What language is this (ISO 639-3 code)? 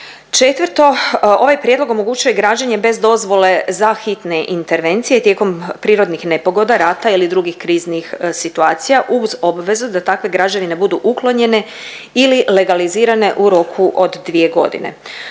hrv